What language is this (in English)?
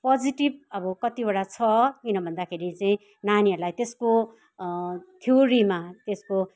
Nepali